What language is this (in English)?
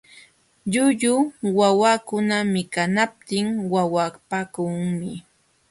Jauja Wanca Quechua